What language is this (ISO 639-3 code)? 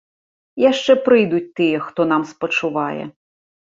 bel